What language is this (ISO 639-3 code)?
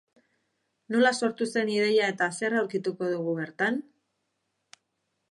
eus